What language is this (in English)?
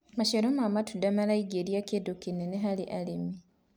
Kikuyu